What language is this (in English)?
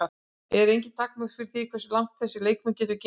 Icelandic